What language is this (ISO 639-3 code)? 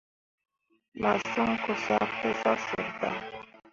mua